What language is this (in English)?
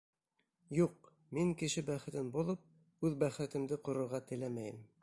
Bashkir